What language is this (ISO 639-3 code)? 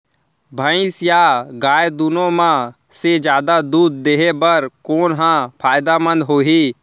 hne